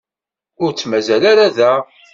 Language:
Kabyle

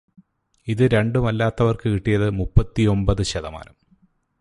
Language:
Malayalam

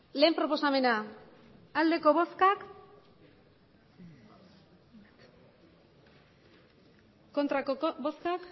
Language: Basque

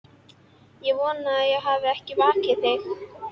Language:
Icelandic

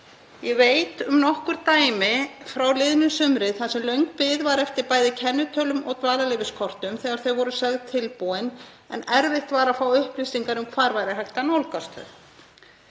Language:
Icelandic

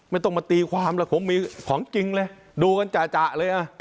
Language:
Thai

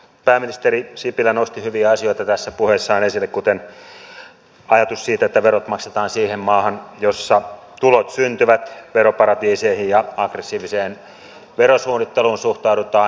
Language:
Finnish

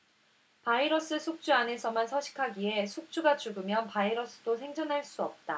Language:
Korean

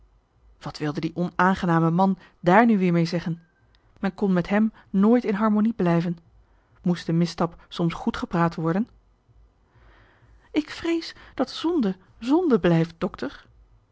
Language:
Dutch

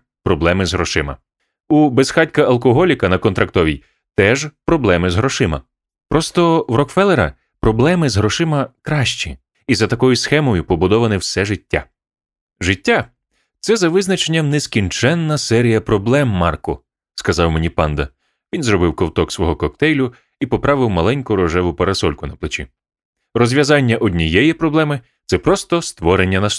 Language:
Ukrainian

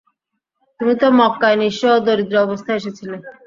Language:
Bangla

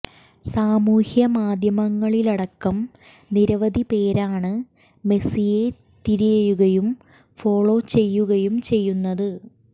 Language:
Malayalam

